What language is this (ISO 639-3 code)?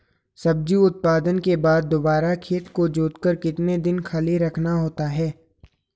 hin